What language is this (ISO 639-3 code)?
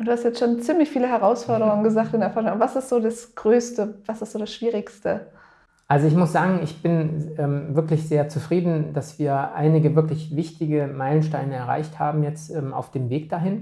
deu